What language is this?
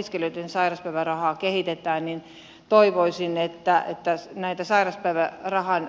Finnish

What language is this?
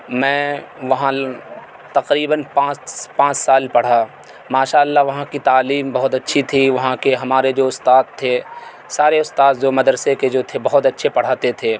Urdu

